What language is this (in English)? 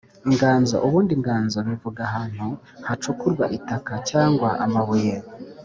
Kinyarwanda